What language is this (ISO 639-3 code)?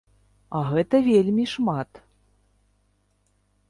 bel